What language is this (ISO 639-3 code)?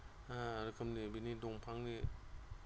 brx